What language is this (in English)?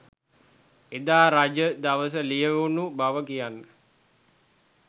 Sinhala